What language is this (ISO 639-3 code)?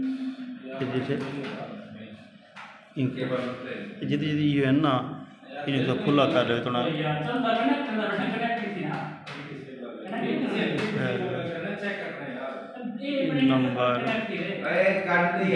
pan